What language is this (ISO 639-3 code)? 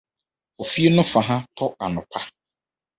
aka